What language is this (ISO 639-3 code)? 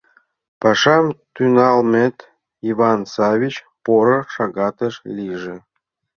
chm